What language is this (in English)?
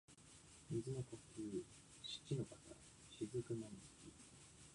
Japanese